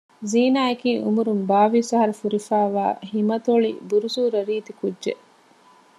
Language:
Divehi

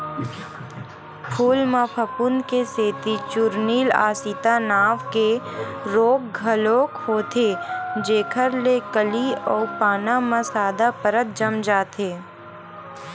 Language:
Chhattisgarhi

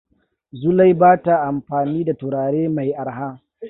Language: Hausa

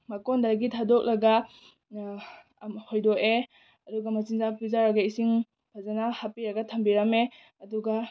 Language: Manipuri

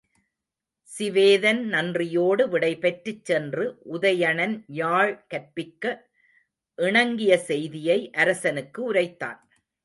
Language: Tamil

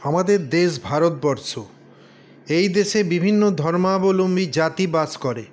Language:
Bangla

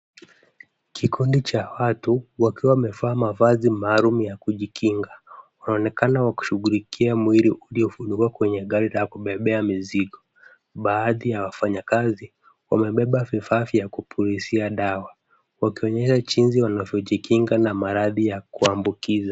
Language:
Swahili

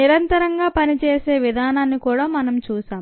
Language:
Telugu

